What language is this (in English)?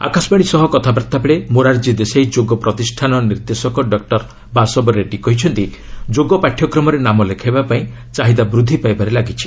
Odia